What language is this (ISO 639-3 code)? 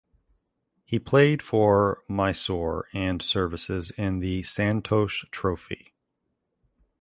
eng